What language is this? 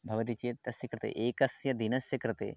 Sanskrit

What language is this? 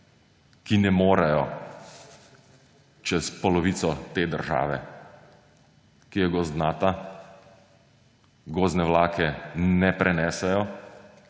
Slovenian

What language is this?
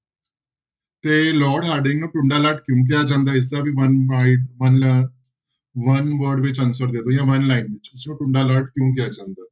Punjabi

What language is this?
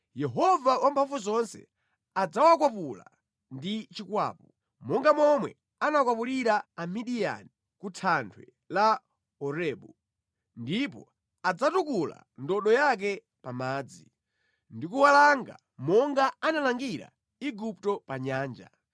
Nyanja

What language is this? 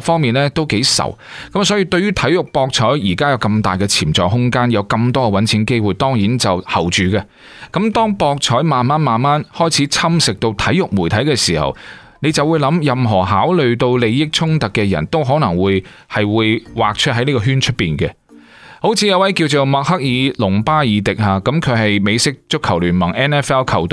Chinese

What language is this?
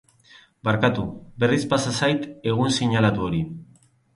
Basque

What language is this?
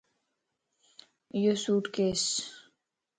Lasi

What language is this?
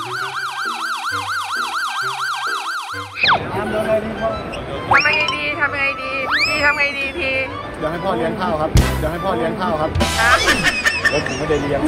Thai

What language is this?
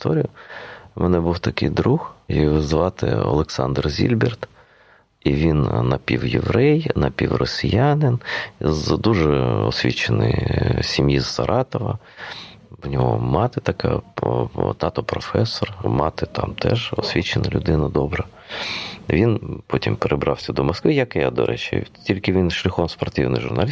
Ukrainian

